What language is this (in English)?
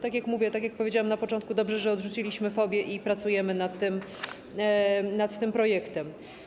Polish